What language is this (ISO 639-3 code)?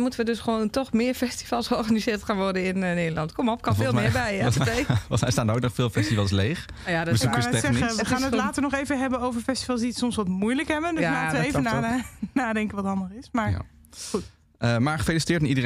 nld